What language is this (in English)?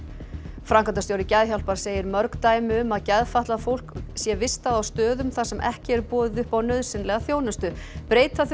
Icelandic